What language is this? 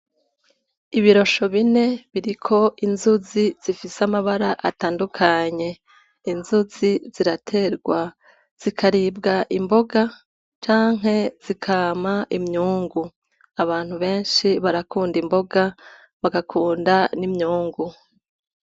Rundi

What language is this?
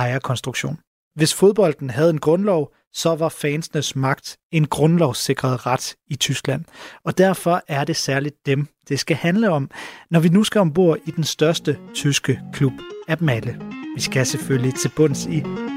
Danish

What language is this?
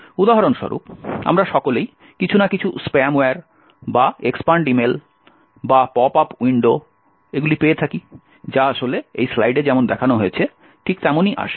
Bangla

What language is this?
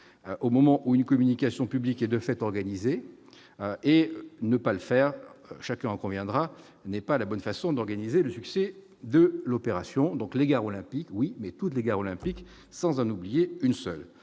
French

